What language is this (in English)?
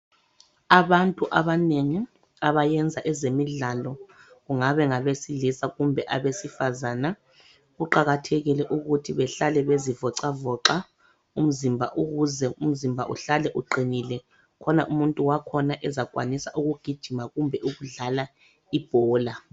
North Ndebele